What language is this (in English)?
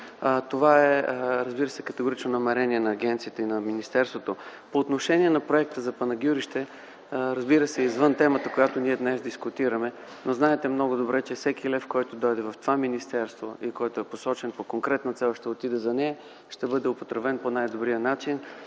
Bulgarian